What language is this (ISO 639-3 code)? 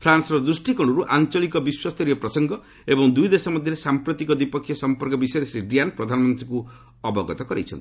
ori